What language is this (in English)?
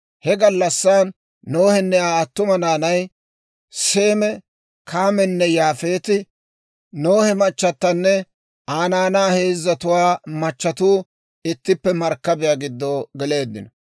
Dawro